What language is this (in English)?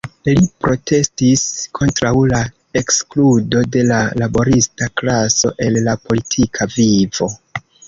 Esperanto